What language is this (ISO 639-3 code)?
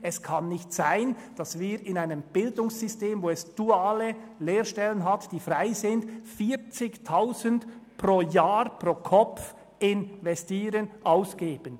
gsw